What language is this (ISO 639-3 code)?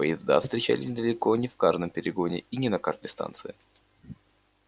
rus